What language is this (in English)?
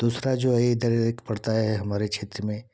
Hindi